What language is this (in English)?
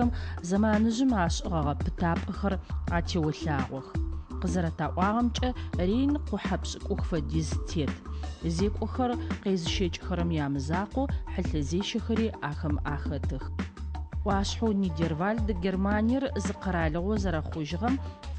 Dutch